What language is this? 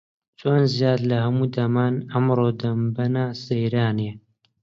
Central Kurdish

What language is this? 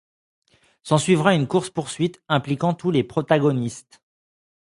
French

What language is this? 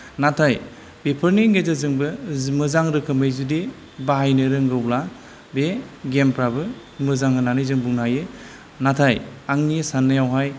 Bodo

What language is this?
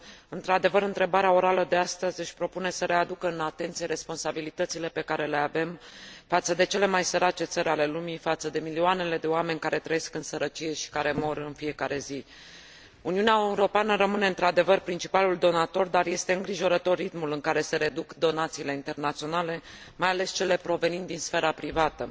Romanian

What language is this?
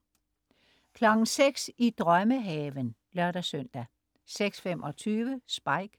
Danish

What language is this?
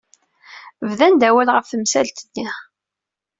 Kabyle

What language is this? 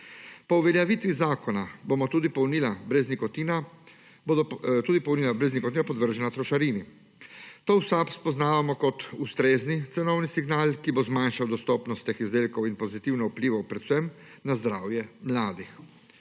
Slovenian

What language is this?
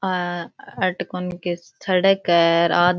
Rajasthani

